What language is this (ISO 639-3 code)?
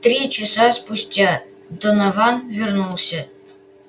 rus